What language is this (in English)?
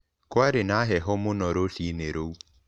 Kikuyu